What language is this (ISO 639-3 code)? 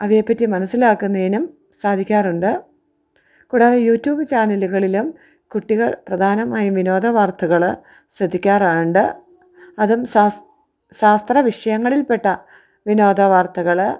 mal